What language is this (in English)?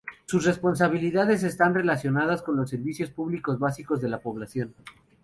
Spanish